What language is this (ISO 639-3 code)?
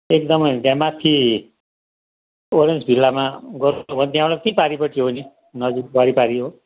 nep